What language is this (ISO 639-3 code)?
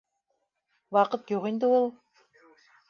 bak